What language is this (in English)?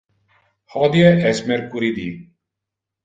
Interlingua